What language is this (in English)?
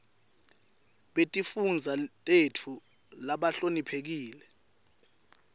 Swati